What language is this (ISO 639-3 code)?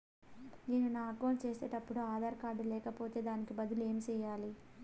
tel